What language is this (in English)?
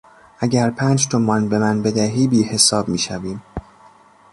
Persian